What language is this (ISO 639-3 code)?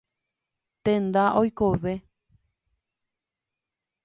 grn